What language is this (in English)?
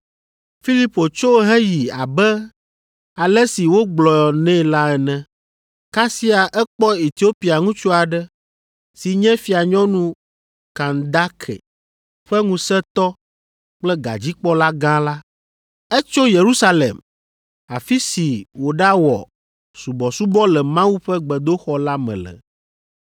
Ewe